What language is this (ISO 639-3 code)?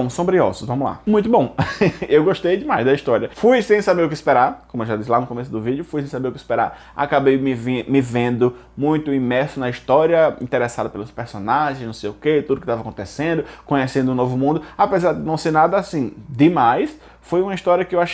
por